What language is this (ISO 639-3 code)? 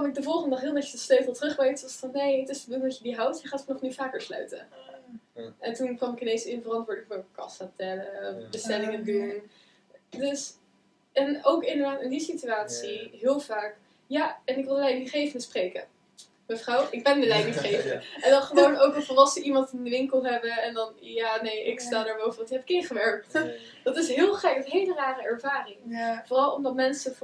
nld